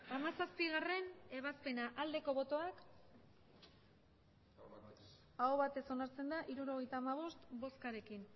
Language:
Basque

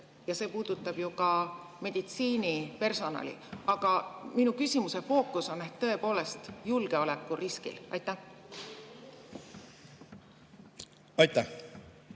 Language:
Estonian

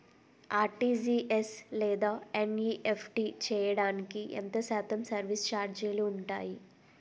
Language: Telugu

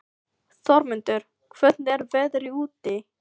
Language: Icelandic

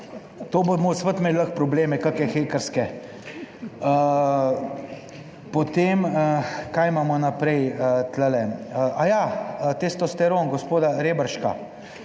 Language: Slovenian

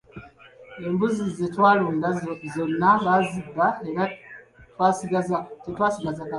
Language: Ganda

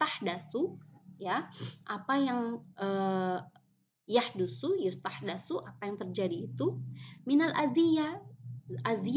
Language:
Indonesian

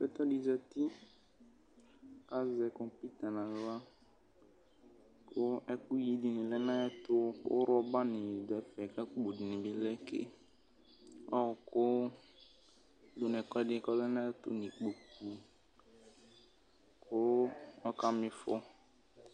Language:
Ikposo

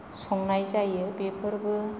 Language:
Bodo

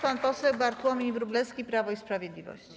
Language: Polish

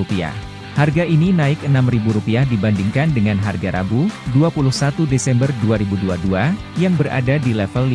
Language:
Indonesian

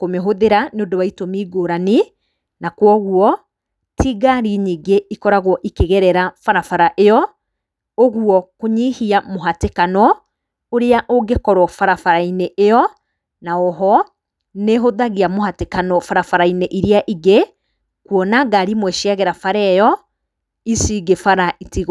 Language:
Kikuyu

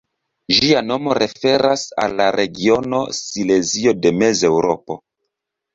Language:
Esperanto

